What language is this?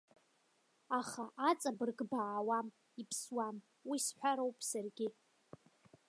Abkhazian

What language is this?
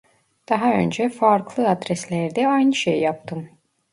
Turkish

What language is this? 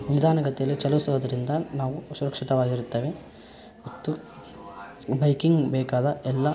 Kannada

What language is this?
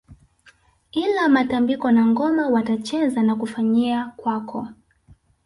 Swahili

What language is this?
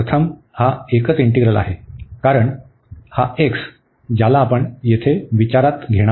Marathi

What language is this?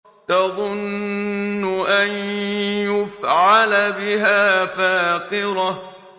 Arabic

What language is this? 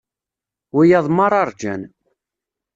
Kabyle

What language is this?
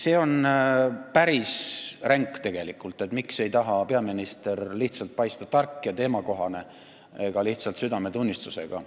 Estonian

